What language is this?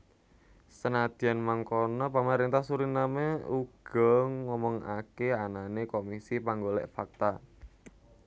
Javanese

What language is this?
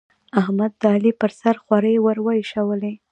Pashto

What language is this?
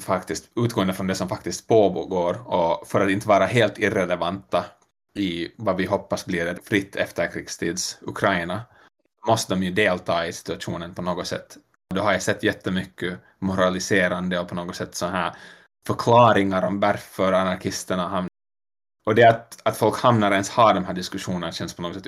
Swedish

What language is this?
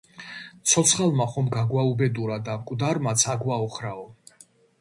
Georgian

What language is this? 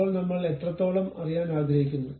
Malayalam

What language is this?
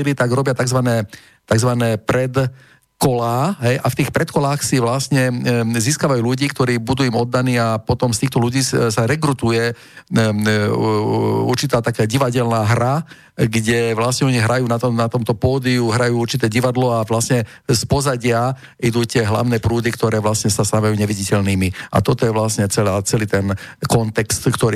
Slovak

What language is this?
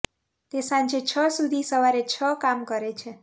Gujarati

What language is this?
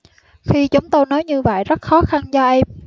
Vietnamese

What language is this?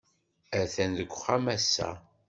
Kabyle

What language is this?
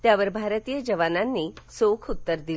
Marathi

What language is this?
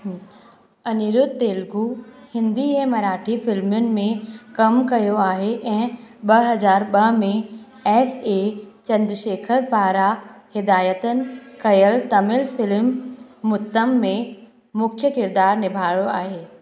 Sindhi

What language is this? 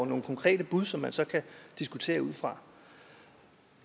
Danish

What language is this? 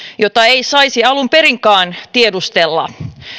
Finnish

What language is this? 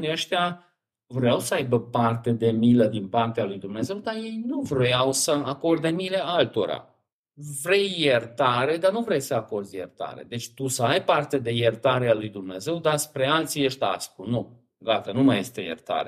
Romanian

